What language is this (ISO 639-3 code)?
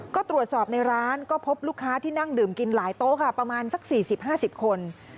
tha